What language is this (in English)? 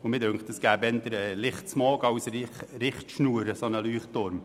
Swiss German